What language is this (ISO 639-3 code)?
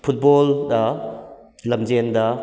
mni